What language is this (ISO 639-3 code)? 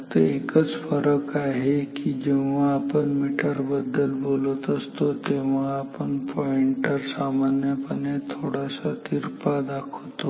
mar